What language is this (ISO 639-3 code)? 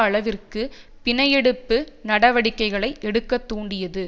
tam